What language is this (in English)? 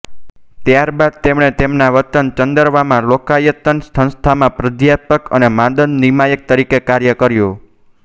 Gujarati